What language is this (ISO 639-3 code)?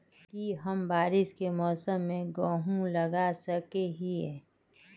mag